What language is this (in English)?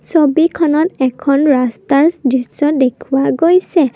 Assamese